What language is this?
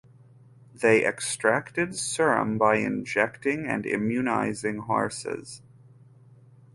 English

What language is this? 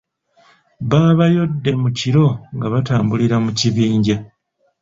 Ganda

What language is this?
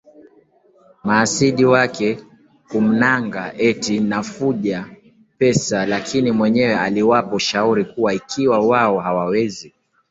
Swahili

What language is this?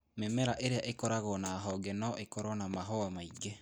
Kikuyu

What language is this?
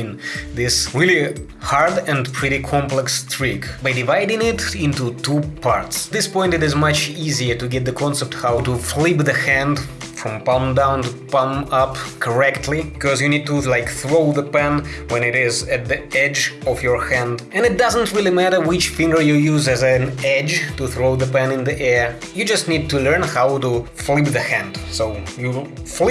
English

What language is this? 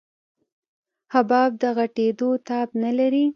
Pashto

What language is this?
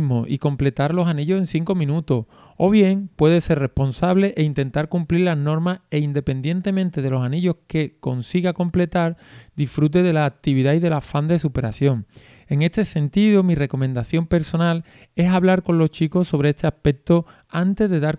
Spanish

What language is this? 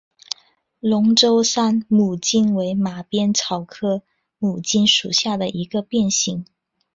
Chinese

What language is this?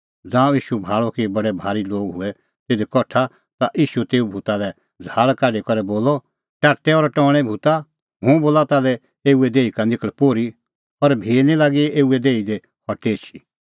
Kullu Pahari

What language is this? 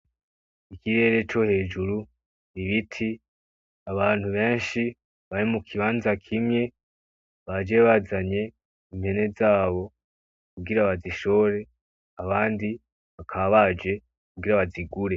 Rundi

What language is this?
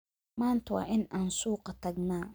Somali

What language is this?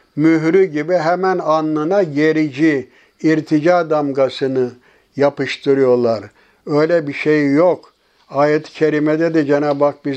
Turkish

